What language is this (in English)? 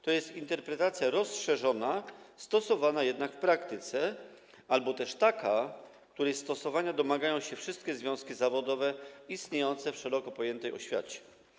Polish